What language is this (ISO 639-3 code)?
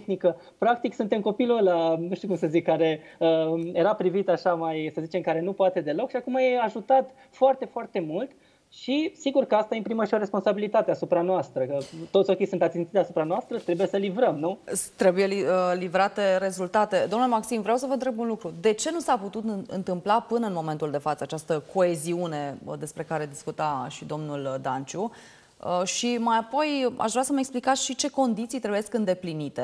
ron